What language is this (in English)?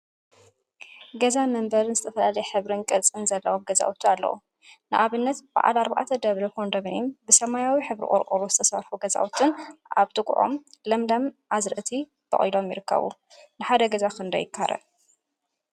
Tigrinya